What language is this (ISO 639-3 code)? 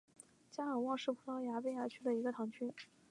zho